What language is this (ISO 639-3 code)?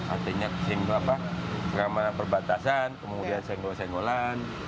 ind